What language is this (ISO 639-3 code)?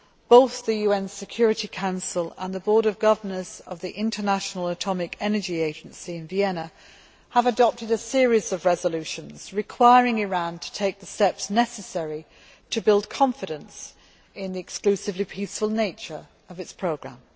eng